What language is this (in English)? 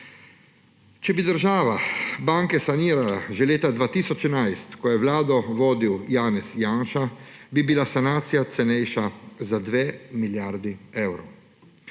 Slovenian